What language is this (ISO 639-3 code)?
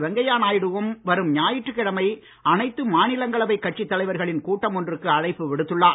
tam